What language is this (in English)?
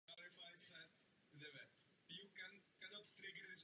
Czech